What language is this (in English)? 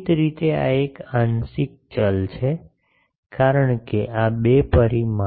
Gujarati